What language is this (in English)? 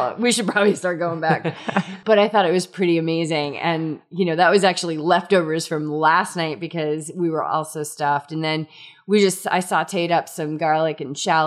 English